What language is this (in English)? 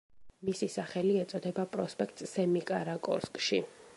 Georgian